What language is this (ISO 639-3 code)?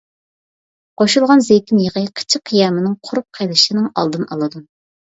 uig